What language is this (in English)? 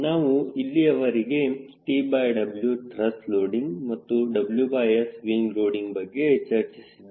Kannada